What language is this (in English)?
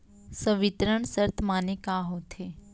Chhattisgarhi